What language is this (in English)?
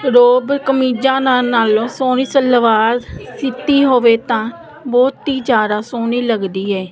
Punjabi